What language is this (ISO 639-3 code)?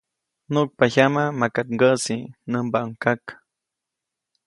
zoc